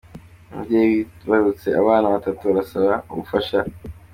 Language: Kinyarwanda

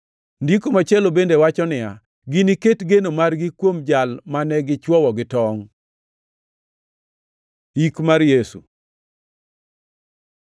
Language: Luo (Kenya and Tanzania)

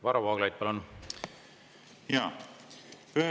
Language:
Estonian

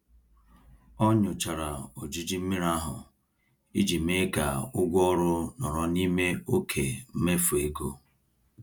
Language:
Igbo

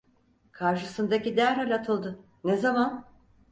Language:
Turkish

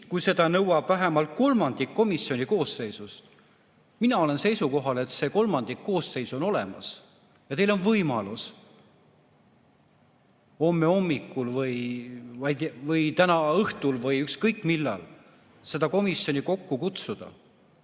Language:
Estonian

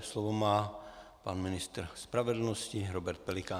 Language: Czech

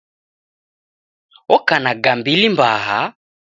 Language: Taita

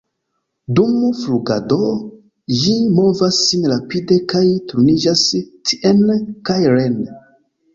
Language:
Esperanto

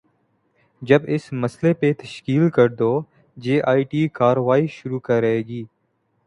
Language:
Urdu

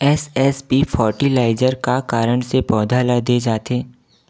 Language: Chhattisgarhi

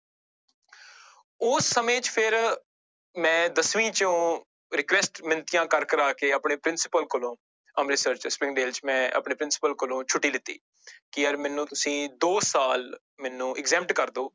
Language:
Punjabi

